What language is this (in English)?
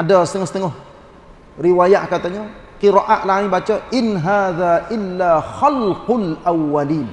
Malay